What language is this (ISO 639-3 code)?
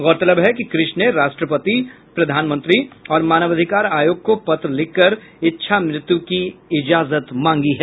hin